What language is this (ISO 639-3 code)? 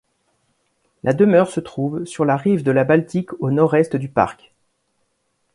fra